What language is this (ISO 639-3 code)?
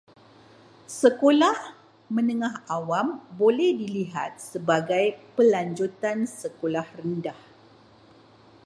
msa